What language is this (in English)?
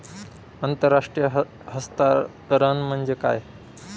Marathi